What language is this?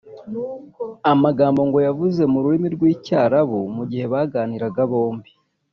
Kinyarwanda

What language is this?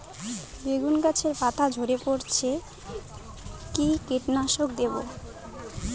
Bangla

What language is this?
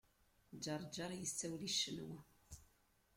Kabyle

